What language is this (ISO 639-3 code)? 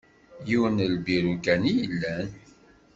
kab